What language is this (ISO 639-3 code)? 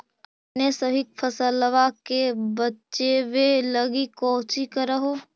mag